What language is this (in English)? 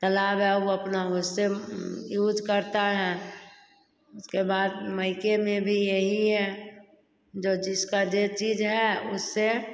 Hindi